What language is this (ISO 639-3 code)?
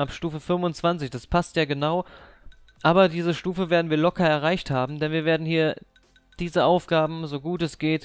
deu